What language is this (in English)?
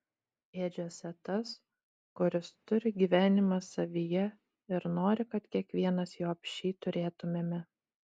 Lithuanian